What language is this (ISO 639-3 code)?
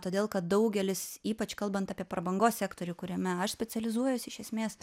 lit